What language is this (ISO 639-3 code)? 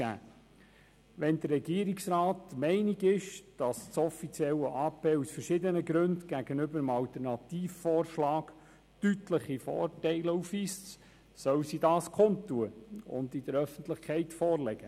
gsw